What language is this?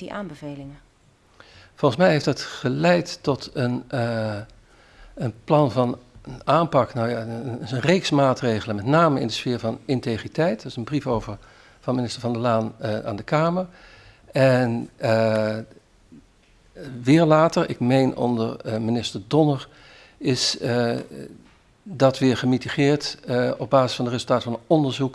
Dutch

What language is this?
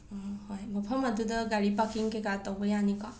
Manipuri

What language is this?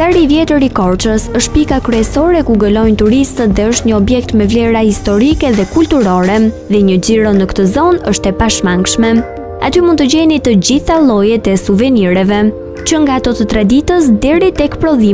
Romanian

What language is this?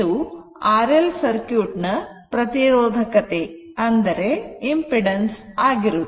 Kannada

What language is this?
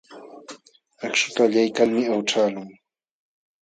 Jauja Wanca Quechua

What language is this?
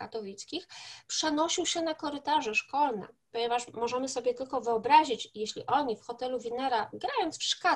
Polish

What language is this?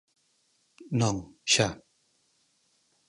Galician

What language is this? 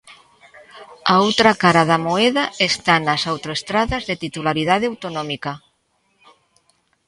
Galician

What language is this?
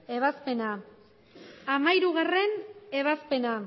Basque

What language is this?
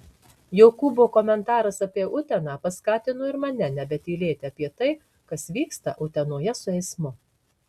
Lithuanian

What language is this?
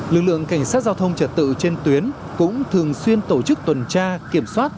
Vietnamese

